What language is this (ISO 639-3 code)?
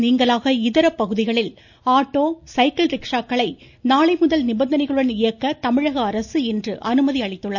tam